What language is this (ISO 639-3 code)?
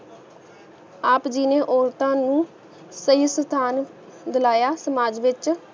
pan